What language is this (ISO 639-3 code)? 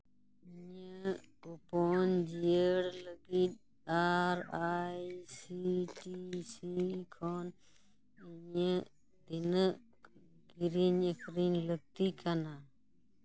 sat